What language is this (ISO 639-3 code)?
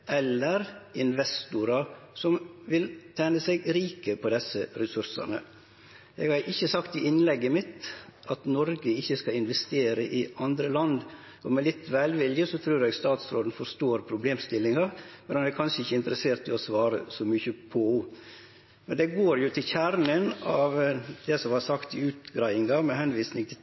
nno